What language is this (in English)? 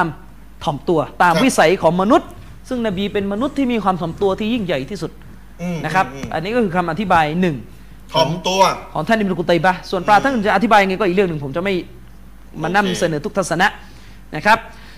Thai